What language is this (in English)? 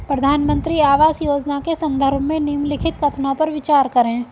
Hindi